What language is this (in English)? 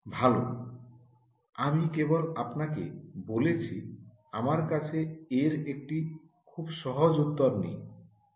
Bangla